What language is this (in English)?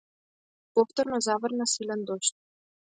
Macedonian